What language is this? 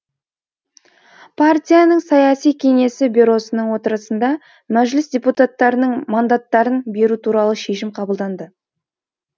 Kazakh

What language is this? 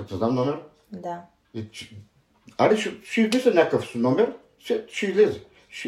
Bulgarian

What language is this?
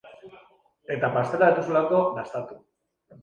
Basque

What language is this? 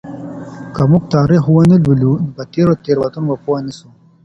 Pashto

